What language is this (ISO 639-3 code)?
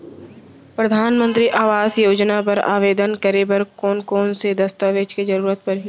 hne